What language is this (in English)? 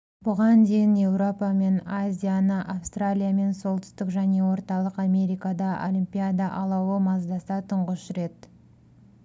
Kazakh